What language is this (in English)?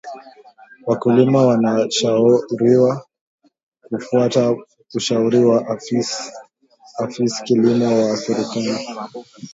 Swahili